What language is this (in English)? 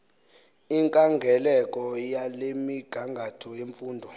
Xhosa